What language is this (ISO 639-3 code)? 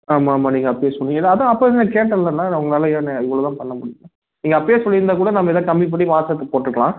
tam